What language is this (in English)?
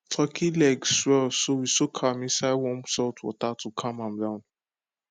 Nigerian Pidgin